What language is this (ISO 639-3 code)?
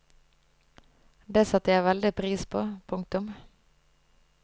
nor